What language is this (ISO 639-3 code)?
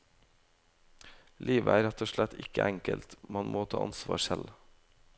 nor